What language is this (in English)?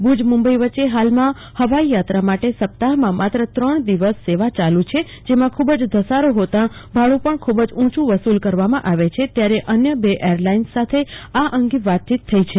Gujarati